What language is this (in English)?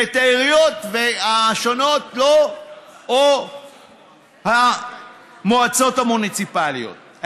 Hebrew